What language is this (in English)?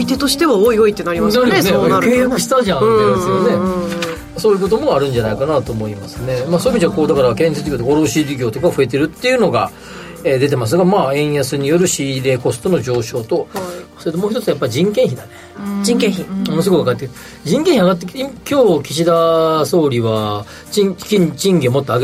Japanese